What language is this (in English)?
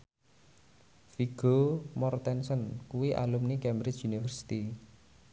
Javanese